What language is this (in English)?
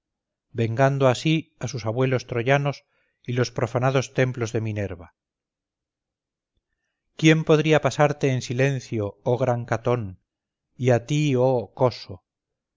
Spanish